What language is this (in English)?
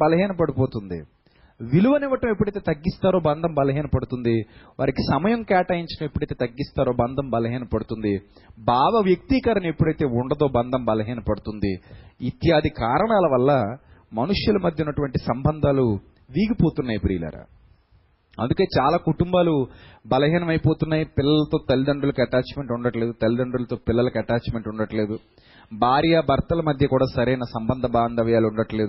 Telugu